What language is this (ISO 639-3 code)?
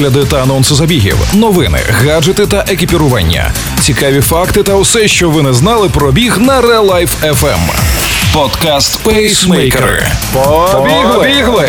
ukr